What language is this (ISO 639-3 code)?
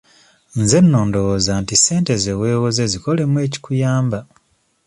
lug